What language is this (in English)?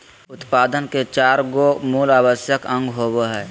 Magahi